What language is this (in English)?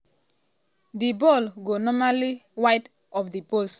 Nigerian Pidgin